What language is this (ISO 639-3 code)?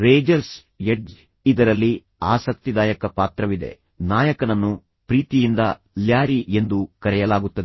kan